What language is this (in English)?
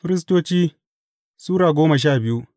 Hausa